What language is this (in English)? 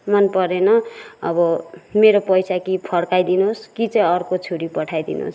Nepali